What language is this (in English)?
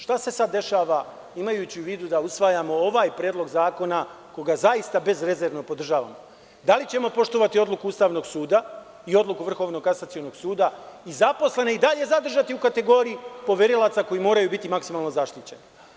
Serbian